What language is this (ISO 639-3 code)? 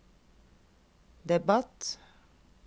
nor